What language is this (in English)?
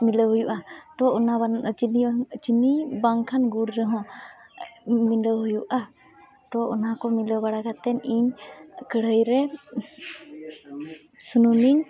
Santali